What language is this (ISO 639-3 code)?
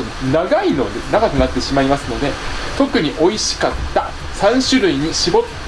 jpn